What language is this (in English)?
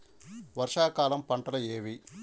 Telugu